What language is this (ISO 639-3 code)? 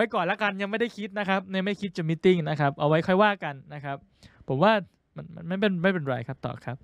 tha